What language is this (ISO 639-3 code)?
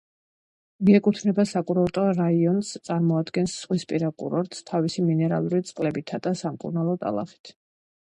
kat